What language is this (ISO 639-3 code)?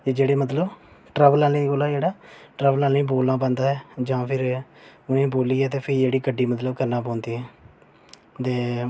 doi